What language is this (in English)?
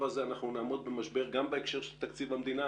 Hebrew